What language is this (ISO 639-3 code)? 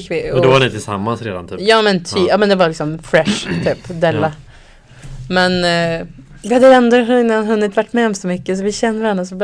swe